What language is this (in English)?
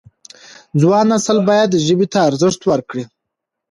Pashto